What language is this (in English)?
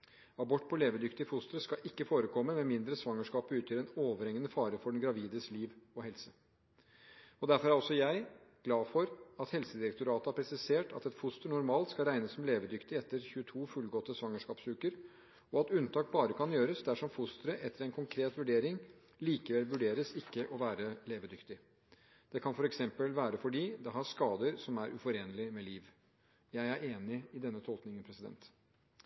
Norwegian Bokmål